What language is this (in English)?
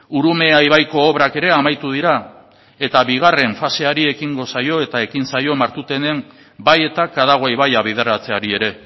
Basque